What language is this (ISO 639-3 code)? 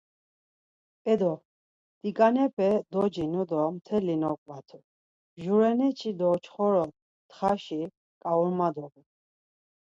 lzz